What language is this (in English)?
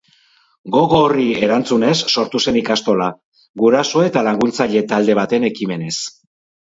Basque